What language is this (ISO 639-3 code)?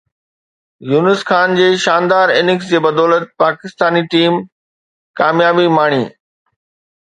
snd